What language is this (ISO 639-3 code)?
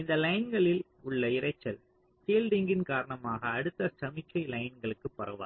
tam